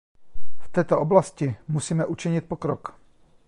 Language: Czech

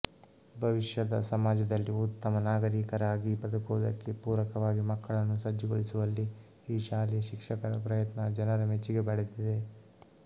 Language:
Kannada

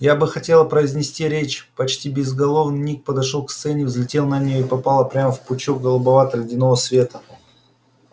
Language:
Russian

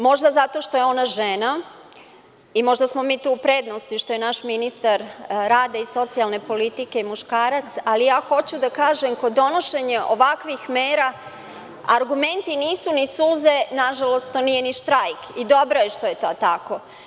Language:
Serbian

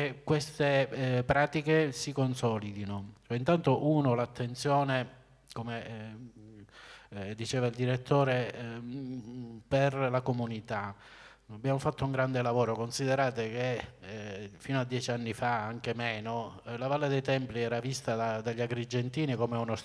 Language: Italian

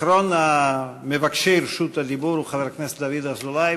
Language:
Hebrew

